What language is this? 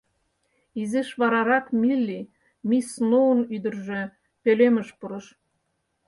Mari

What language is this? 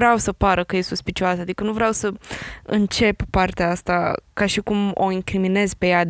Romanian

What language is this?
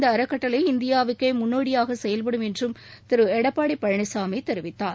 Tamil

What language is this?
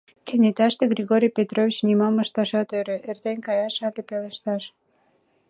Mari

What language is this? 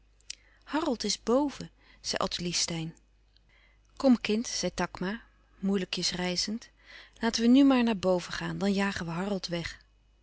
Dutch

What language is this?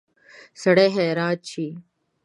Pashto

